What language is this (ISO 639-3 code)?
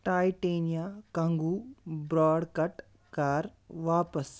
kas